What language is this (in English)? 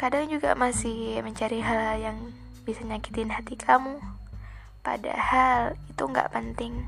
Indonesian